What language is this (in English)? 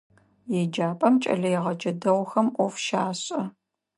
Adyghe